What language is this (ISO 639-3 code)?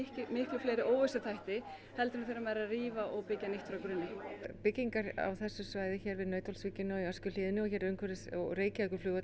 isl